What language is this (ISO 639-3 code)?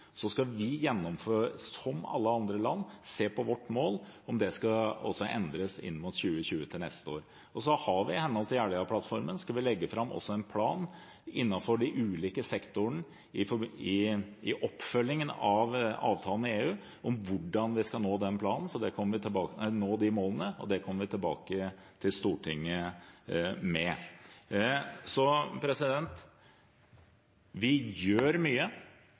nob